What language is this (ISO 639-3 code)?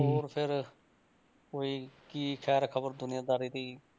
pan